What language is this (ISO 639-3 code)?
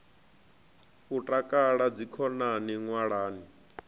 ven